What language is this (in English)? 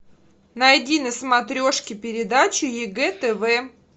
Russian